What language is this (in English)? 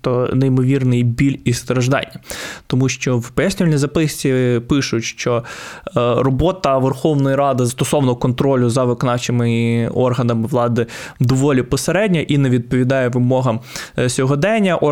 Ukrainian